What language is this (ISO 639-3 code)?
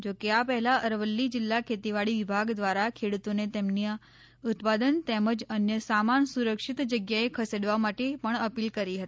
guj